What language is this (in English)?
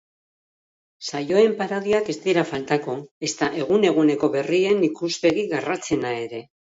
Basque